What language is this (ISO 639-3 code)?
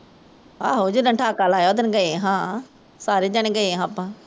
pan